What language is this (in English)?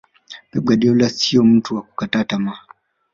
Swahili